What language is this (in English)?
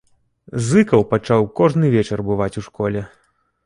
Belarusian